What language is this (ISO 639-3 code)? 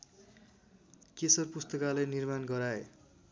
nep